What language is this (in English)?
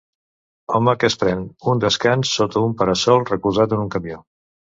Catalan